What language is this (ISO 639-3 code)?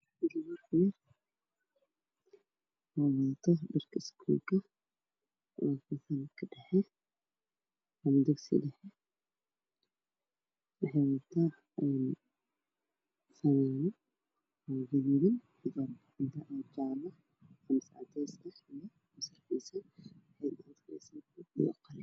som